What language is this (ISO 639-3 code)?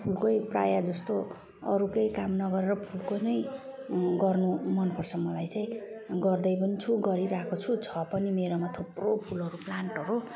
nep